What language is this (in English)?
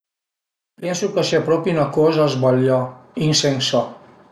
Piedmontese